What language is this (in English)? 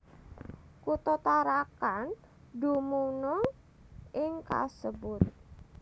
Javanese